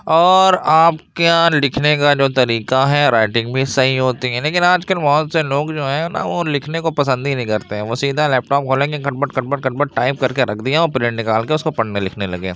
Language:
Urdu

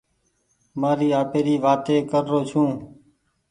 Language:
Goaria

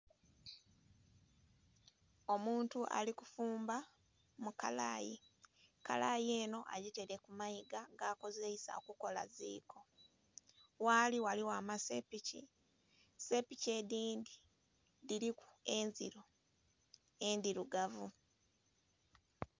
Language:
Soga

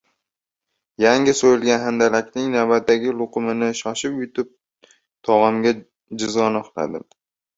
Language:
Uzbek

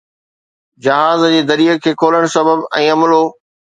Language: Sindhi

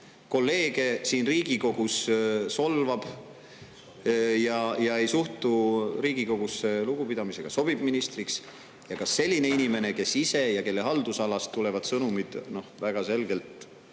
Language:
Estonian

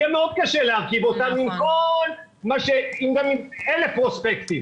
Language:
Hebrew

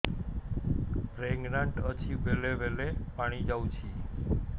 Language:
Odia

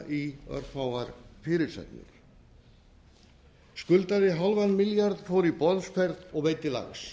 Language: Icelandic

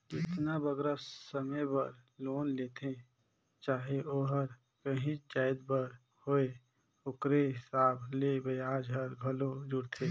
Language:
Chhattisgarhi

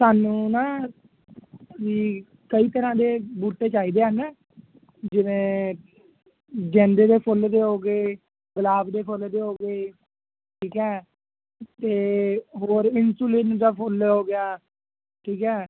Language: Punjabi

